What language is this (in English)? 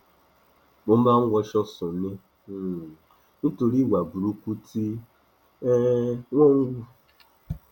Yoruba